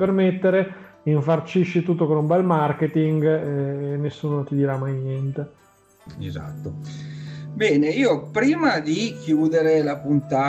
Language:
Italian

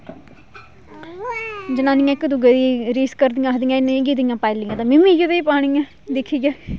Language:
Dogri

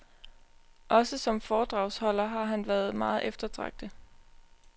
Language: Danish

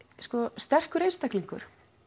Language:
Icelandic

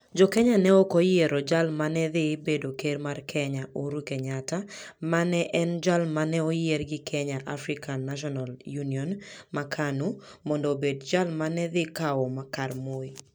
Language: Luo (Kenya and Tanzania)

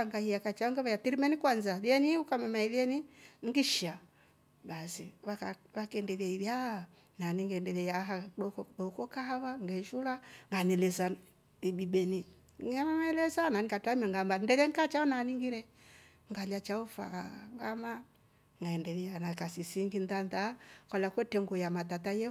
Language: Rombo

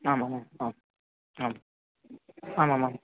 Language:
Sanskrit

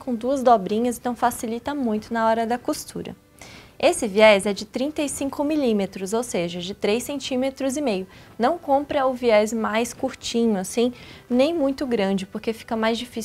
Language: Portuguese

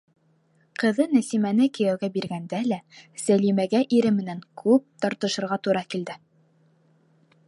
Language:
Bashkir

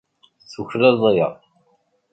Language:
Kabyle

